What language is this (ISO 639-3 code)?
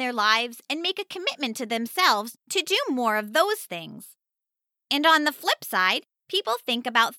eng